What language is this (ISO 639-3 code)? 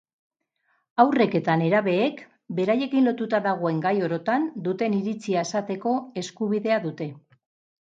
eus